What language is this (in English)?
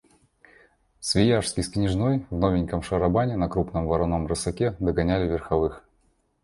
Russian